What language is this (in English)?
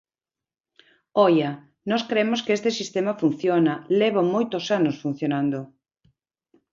Galician